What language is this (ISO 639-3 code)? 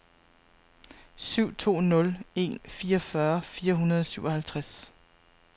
dan